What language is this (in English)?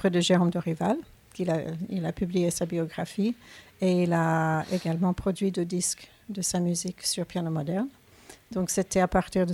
French